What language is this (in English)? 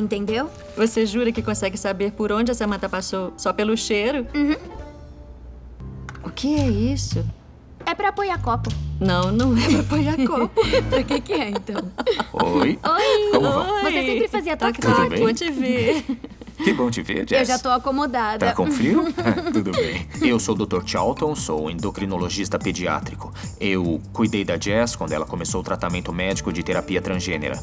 Portuguese